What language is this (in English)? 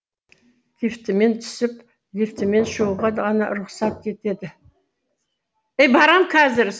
Kazakh